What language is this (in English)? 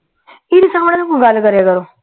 Punjabi